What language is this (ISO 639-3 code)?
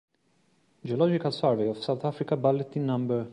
ita